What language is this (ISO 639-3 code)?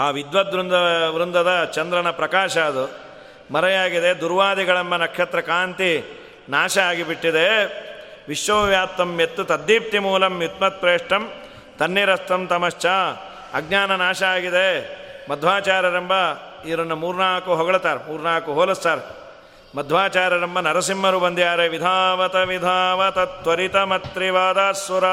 kan